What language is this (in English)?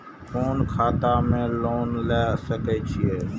Maithili